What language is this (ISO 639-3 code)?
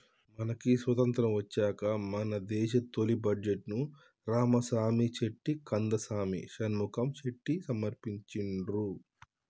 tel